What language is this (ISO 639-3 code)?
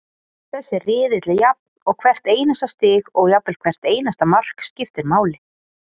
isl